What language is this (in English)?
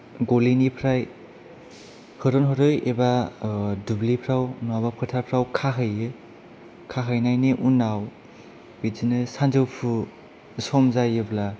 Bodo